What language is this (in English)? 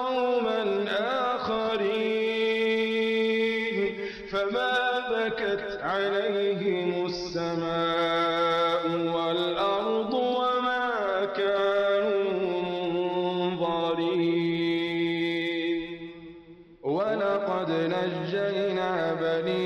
Arabic